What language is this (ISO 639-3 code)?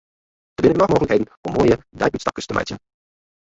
fry